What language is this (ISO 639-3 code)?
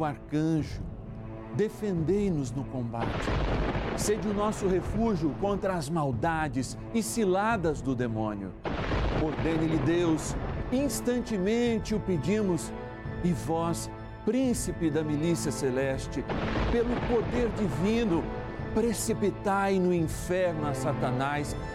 por